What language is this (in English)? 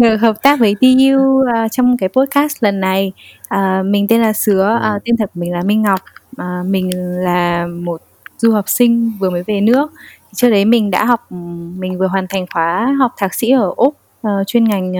Vietnamese